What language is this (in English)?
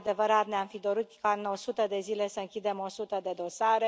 Romanian